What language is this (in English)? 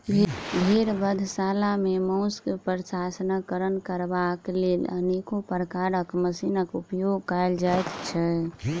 Maithili